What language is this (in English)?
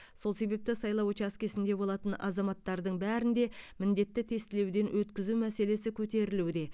Kazakh